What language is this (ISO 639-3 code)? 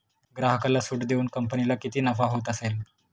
mar